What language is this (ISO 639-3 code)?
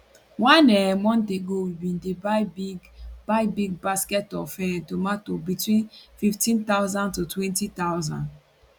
pcm